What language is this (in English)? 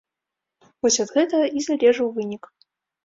Belarusian